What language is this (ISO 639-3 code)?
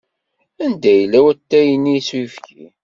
kab